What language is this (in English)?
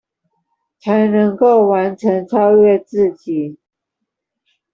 Chinese